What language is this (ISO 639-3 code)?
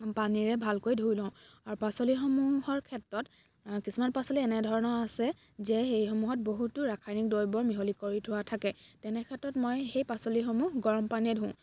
asm